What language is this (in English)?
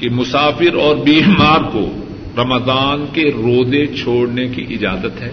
Urdu